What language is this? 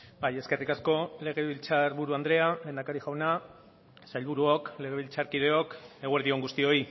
Basque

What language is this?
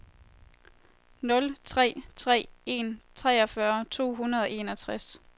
Danish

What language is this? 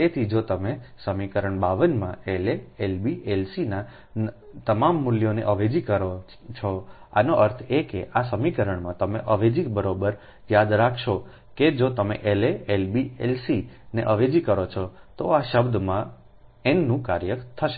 Gujarati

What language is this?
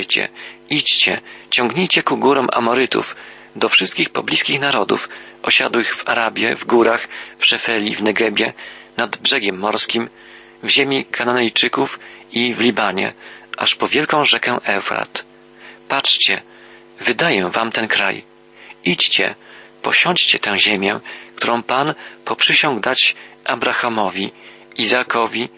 Polish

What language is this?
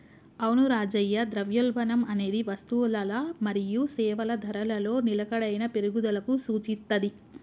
Telugu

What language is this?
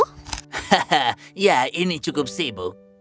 Indonesian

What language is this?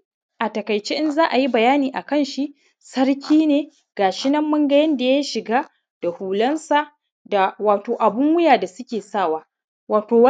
Hausa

